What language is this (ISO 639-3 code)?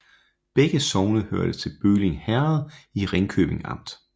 dan